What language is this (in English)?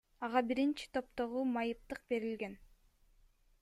Kyrgyz